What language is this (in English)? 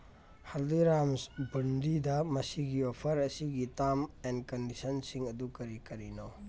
Manipuri